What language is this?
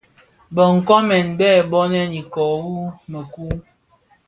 Bafia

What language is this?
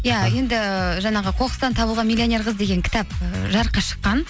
Kazakh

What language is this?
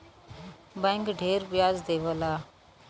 Bhojpuri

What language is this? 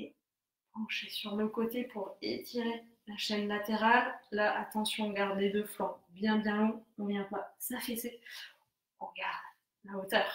French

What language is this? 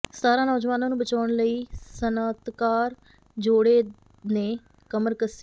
Punjabi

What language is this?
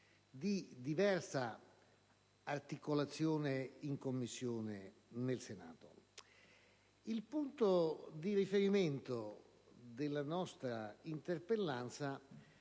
Italian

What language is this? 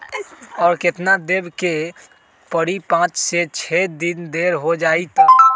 Magahi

